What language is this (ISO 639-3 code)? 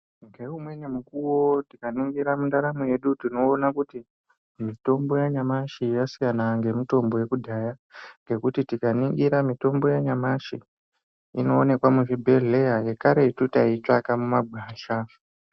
ndc